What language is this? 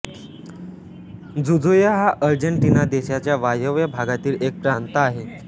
Marathi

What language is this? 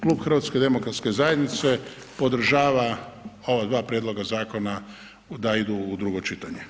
Croatian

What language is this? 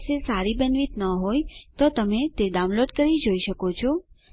Gujarati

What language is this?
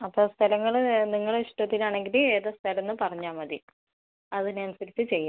Malayalam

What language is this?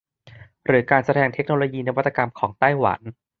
Thai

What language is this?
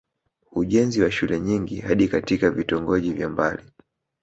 Swahili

